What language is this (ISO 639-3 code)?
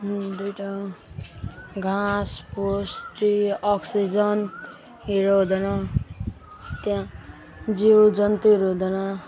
nep